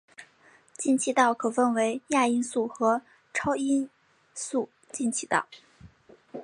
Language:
Chinese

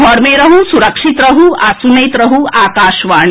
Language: Maithili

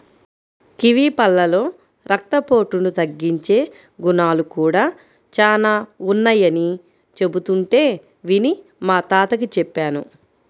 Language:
Telugu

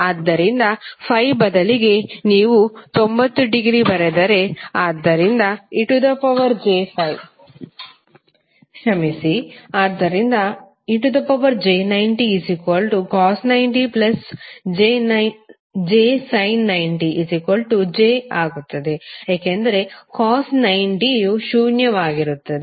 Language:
Kannada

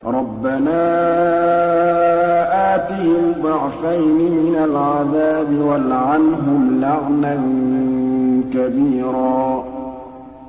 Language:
Arabic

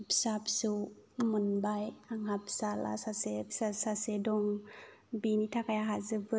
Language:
Bodo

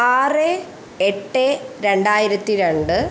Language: Malayalam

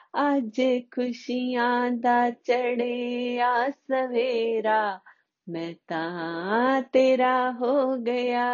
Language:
Hindi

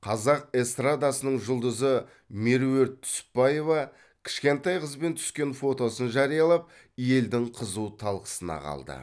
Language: Kazakh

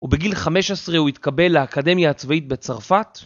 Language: Hebrew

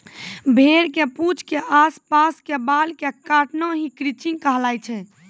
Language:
Maithili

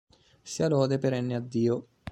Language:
Italian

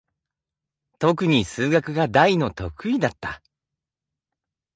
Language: Japanese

